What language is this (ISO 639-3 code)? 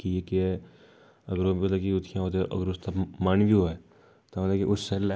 doi